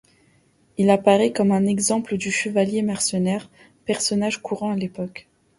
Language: French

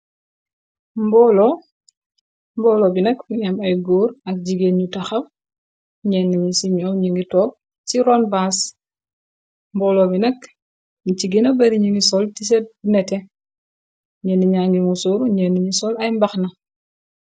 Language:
Wolof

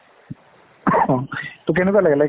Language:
Assamese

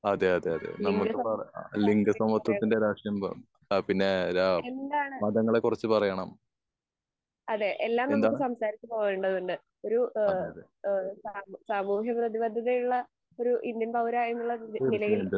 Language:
Malayalam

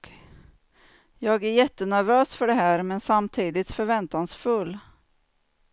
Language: Swedish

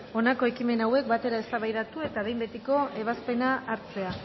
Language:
Basque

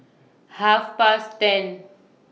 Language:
English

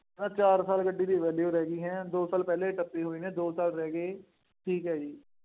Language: Punjabi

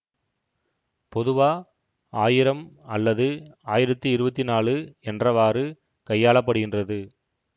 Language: Tamil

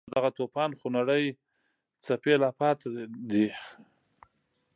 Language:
Pashto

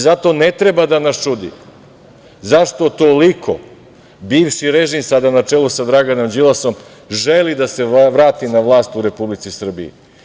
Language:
Serbian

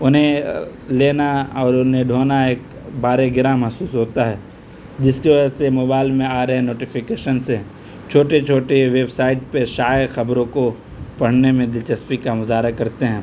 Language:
Urdu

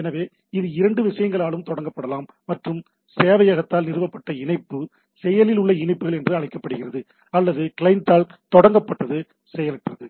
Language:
Tamil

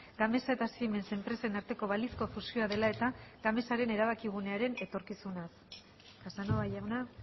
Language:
Basque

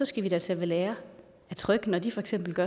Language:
Danish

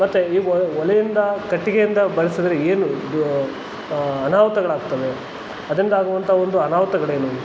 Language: Kannada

